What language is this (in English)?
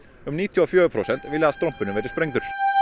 Icelandic